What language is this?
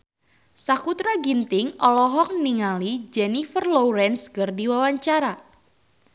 Sundanese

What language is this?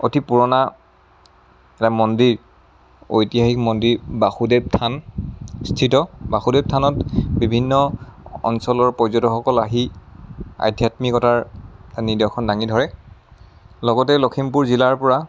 Assamese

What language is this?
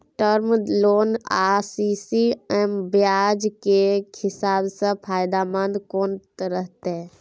Maithili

